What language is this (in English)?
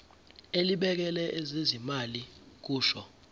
Zulu